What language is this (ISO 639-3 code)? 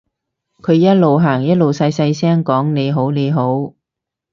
yue